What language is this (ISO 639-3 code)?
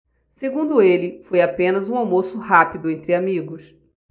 por